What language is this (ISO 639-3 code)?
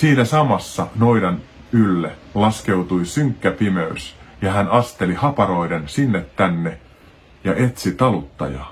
fin